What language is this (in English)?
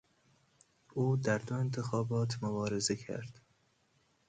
Persian